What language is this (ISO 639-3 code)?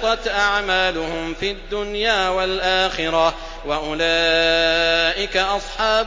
ara